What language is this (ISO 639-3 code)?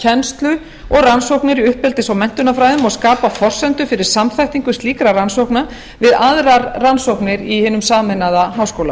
isl